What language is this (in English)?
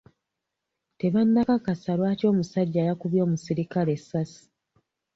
Ganda